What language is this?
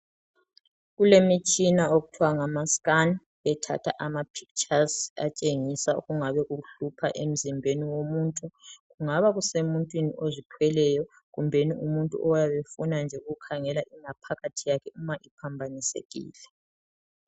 North Ndebele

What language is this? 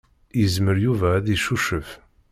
Kabyle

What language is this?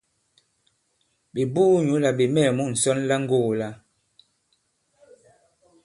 Bankon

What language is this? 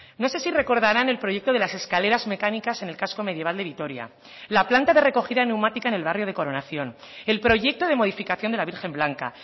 Spanish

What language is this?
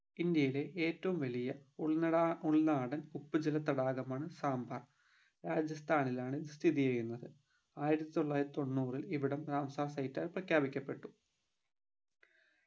Malayalam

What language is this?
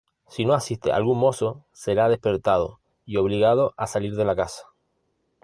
Spanish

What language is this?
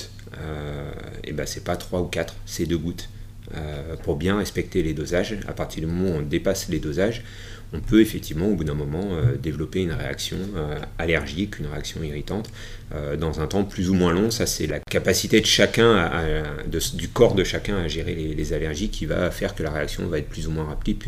French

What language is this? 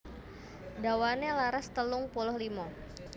Javanese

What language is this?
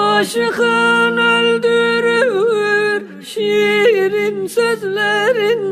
Turkish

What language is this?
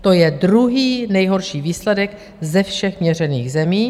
Czech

